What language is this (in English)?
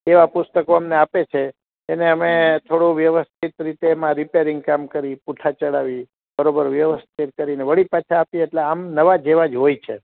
Gujarati